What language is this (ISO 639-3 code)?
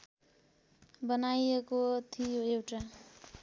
nep